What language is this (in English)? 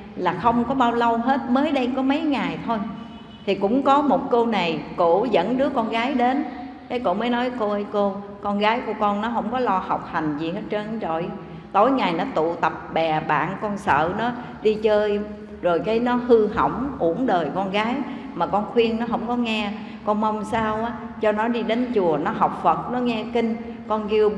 Vietnamese